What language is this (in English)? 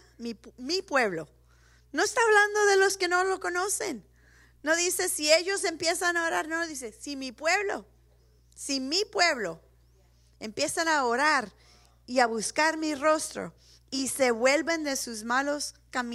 Spanish